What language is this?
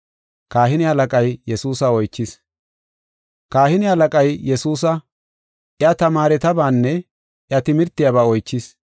Gofa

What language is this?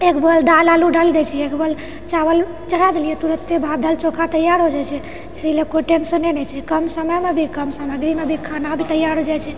Maithili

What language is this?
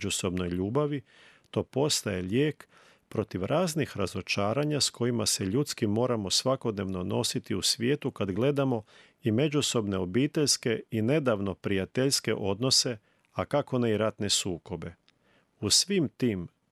Croatian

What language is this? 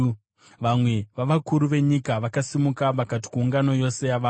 Shona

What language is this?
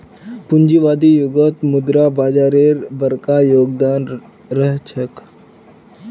Magahi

